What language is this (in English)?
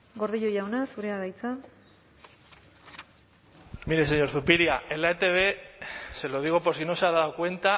Spanish